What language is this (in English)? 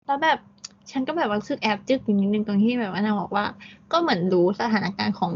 Thai